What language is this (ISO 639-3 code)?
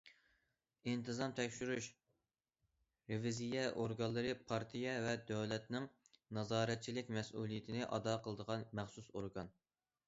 uig